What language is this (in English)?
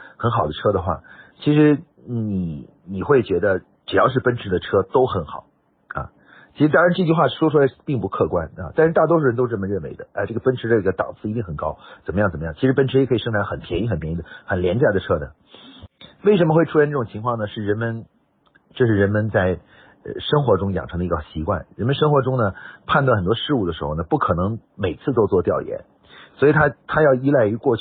Chinese